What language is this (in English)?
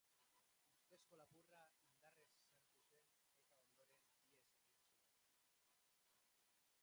Basque